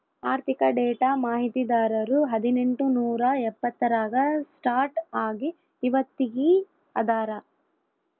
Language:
Kannada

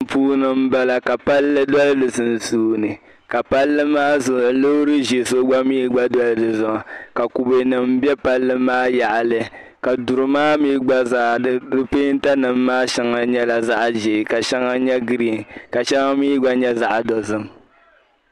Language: Dagbani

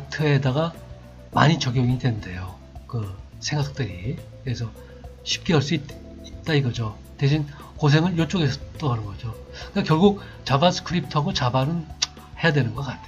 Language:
Korean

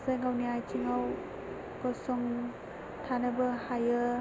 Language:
Bodo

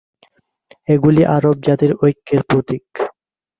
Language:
Bangla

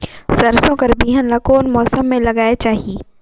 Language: Chhattisgarhi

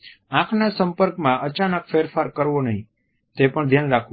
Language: Gujarati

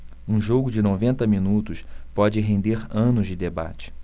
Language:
Portuguese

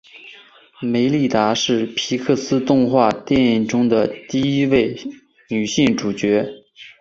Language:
Chinese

